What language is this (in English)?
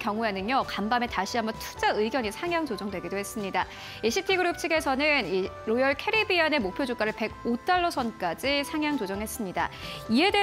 Korean